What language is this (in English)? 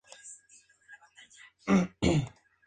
Spanish